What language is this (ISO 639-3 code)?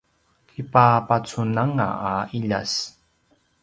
pwn